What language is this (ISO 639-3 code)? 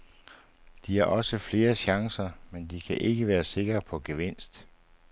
dan